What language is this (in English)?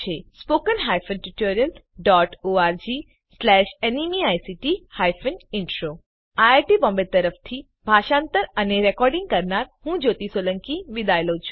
Gujarati